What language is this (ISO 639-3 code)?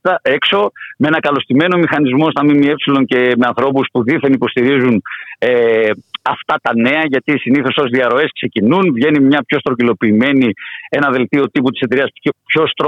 ell